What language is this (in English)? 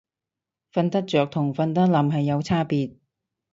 Cantonese